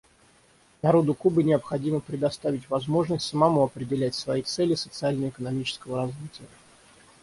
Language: Russian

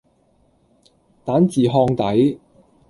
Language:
Cantonese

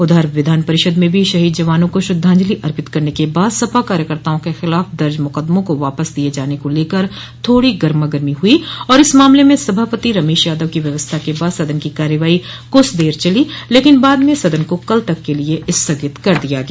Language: Hindi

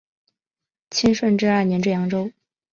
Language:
Chinese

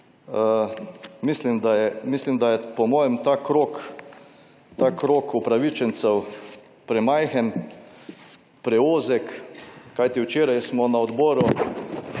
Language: Slovenian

